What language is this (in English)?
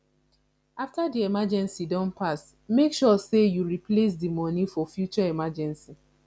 Nigerian Pidgin